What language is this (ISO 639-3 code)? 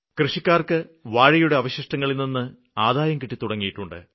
mal